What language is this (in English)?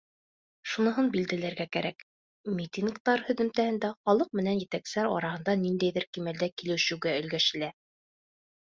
Bashkir